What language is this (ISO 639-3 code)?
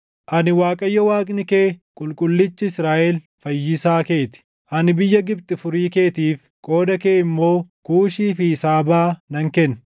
orm